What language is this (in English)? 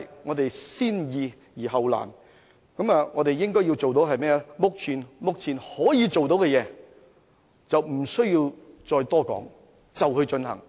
Cantonese